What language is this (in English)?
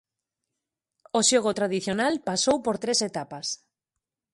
Galician